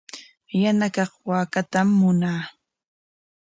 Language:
Corongo Ancash Quechua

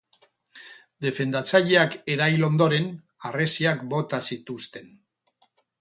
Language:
Basque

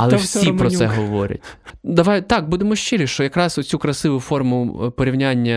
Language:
Ukrainian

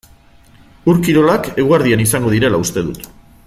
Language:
Basque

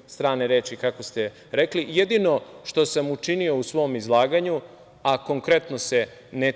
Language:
Serbian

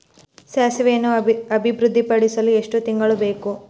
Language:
Kannada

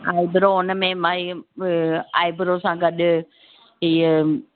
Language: Sindhi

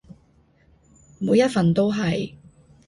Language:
Cantonese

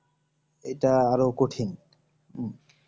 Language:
Bangla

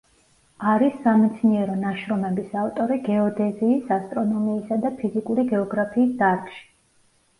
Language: Georgian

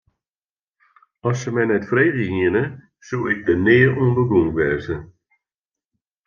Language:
Western Frisian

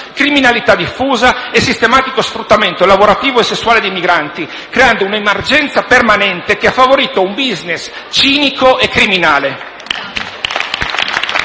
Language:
Italian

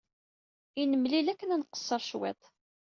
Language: Kabyle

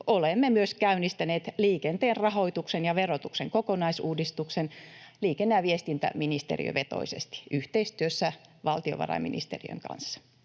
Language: Finnish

